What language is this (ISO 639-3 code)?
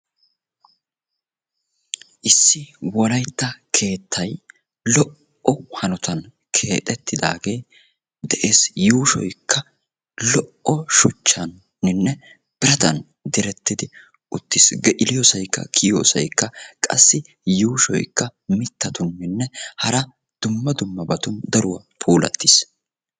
wal